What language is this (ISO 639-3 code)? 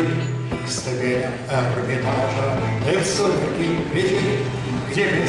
rus